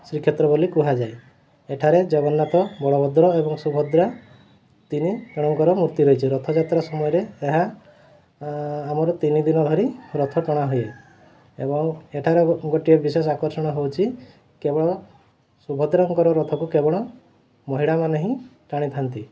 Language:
Odia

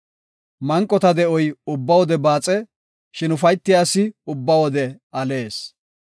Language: Gofa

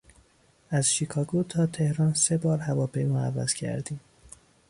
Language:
Persian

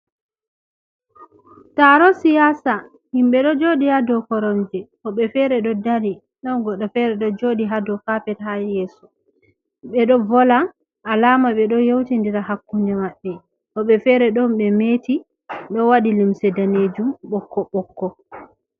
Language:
Fula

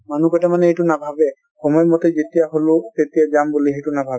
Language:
Assamese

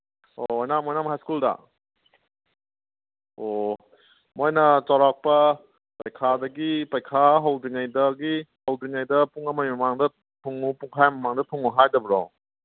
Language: Manipuri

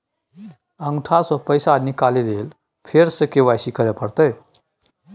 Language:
Maithili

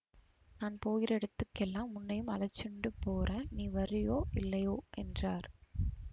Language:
Tamil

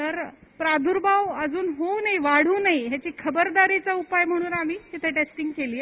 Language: Marathi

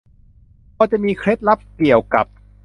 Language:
Thai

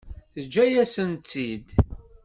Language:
Kabyle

